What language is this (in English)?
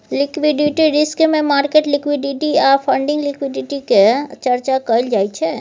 Maithili